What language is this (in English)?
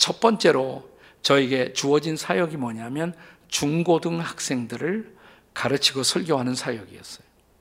Korean